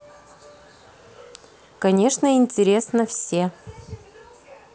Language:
Russian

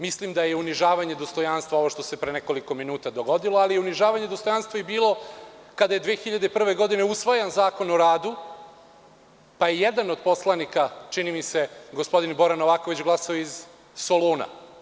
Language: Serbian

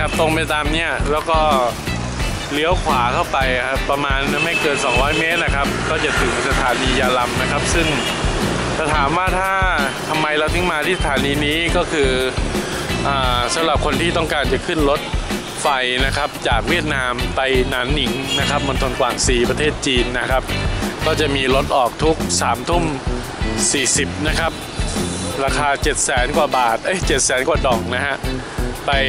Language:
Thai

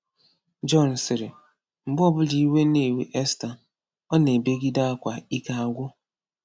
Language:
Igbo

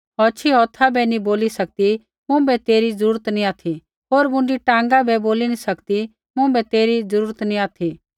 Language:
Kullu Pahari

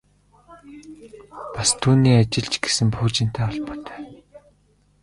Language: Mongolian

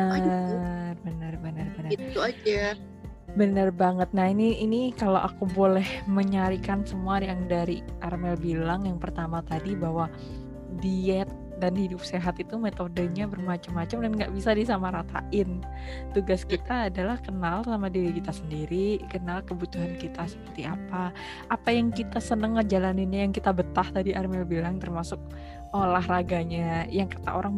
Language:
Indonesian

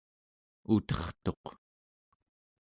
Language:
Central Yupik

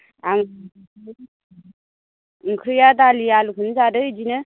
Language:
Bodo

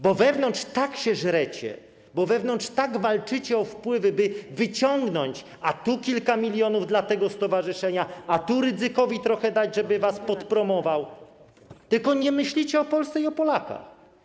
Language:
Polish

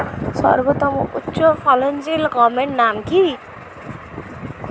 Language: Bangla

